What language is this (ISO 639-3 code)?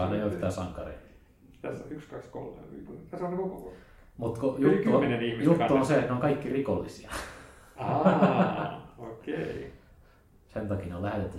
fin